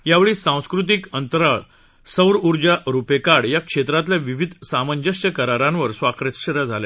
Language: Marathi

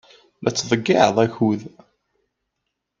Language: Kabyle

